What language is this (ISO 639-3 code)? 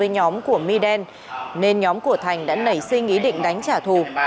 vie